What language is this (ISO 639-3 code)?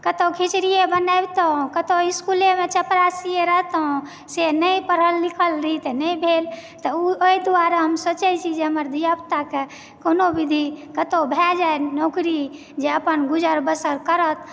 mai